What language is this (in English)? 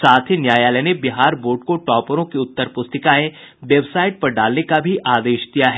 Hindi